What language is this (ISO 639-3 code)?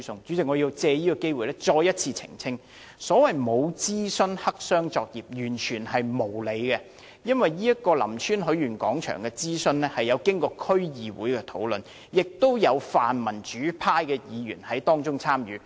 yue